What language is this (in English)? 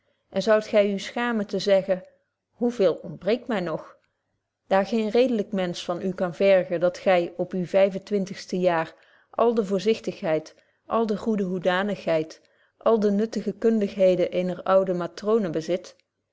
Dutch